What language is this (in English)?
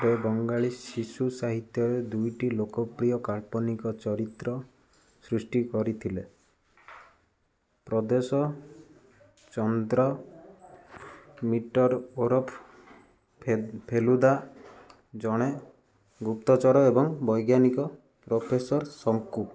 Odia